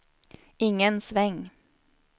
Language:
Swedish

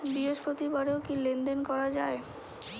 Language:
Bangla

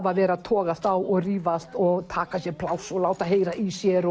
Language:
Icelandic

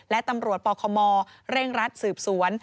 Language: Thai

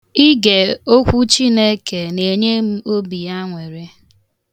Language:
Igbo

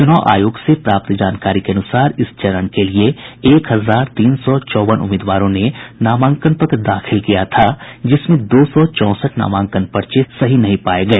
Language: Hindi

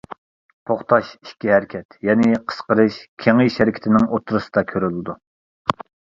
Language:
Uyghur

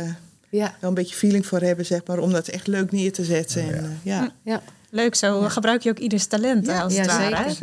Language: Dutch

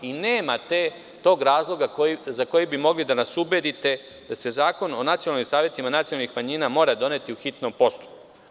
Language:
Serbian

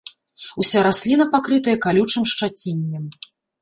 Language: Belarusian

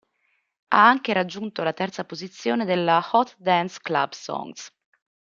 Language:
Italian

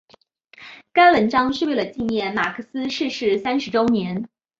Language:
Chinese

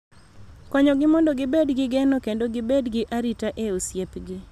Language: Luo (Kenya and Tanzania)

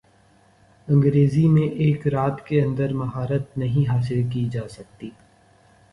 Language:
Urdu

